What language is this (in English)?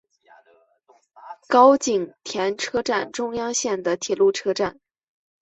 Chinese